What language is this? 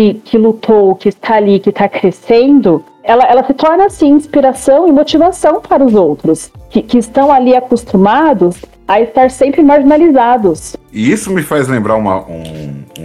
Portuguese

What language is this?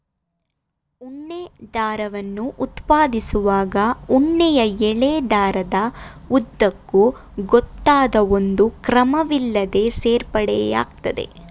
Kannada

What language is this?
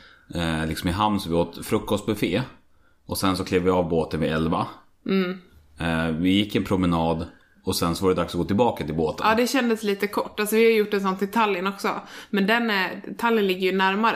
Swedish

